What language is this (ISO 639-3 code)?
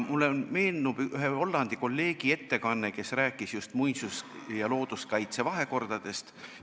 est